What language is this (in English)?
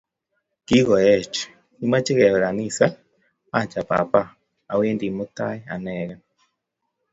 Kalenjin